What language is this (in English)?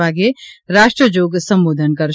Gujarati